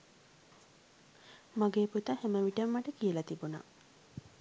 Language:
Sinhala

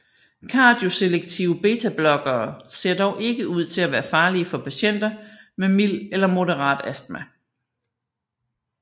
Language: Danish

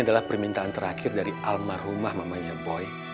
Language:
Indonesian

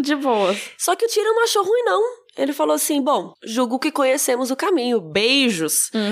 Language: Portuguese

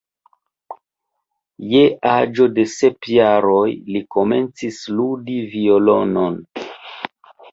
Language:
Esperanto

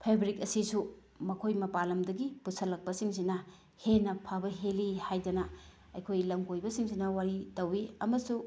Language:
Manipuri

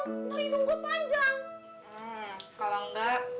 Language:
Indonesian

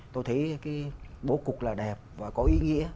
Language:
Vietnamese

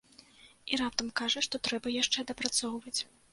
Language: Belarusian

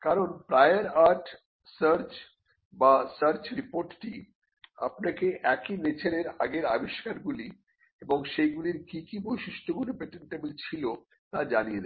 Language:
Bangla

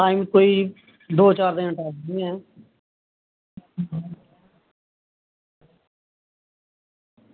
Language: Dogri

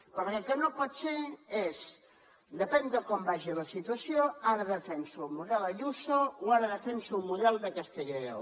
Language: Catalan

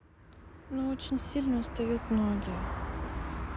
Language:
Russian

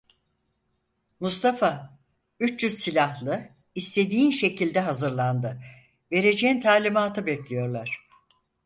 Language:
Turkish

